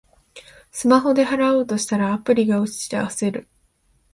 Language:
Japanese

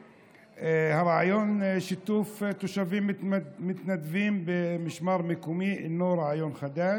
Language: Hebrew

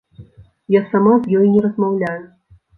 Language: Belarusian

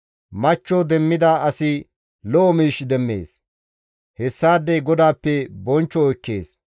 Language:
Gamo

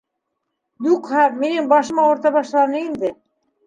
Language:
Bashkir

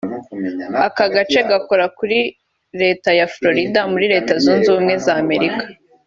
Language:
Kinyarwanda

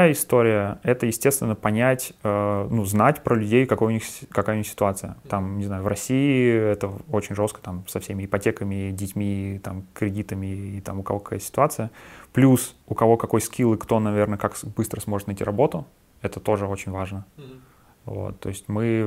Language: Russian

